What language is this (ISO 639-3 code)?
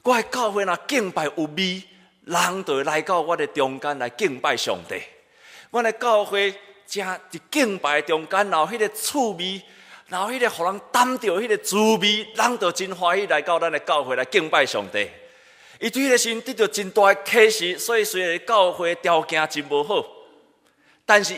zho